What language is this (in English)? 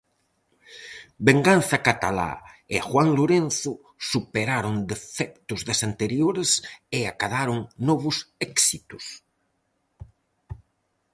Galician